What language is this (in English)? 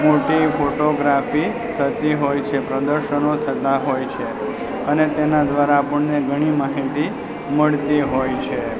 Gujarati